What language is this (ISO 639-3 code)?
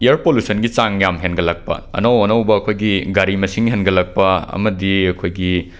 mni